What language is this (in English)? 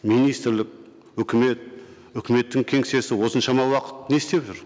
Kazakh